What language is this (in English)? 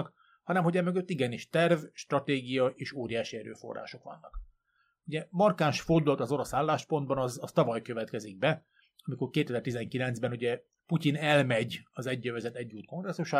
Hungarian